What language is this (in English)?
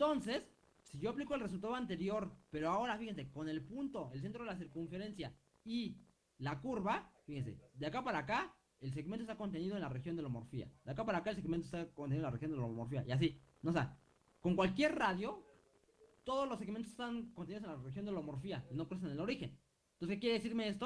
Spanish